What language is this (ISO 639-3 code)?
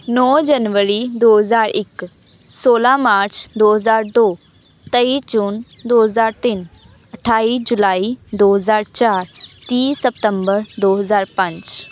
pan